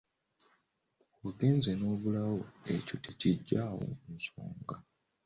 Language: Ganda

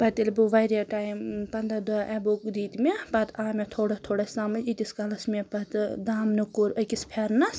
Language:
Kashmiri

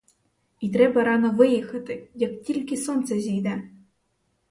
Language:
Ukrainian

